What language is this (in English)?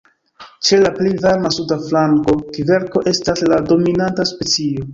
Esperanto